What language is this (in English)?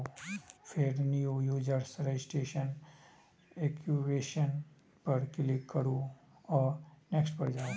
Maithili